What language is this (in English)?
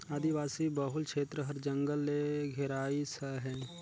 Chhattisgarhi